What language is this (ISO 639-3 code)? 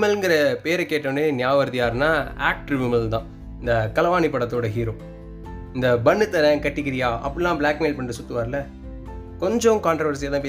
tam